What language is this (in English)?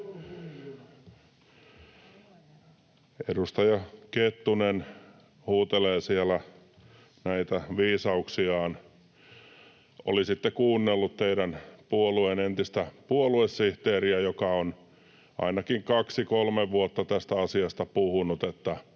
Finnish